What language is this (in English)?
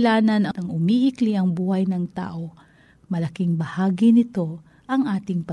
Filipino